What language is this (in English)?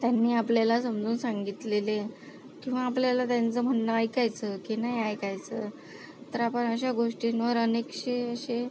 Marathi